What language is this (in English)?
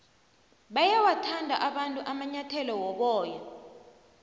South Ndebele